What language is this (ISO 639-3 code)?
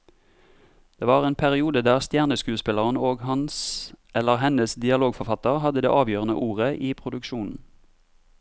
nor